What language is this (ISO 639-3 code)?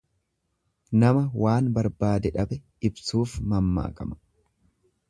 orm